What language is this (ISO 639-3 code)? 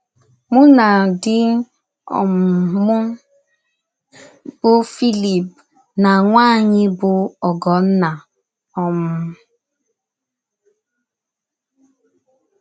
ibo